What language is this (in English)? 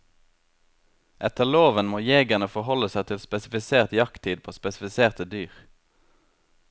Norwegian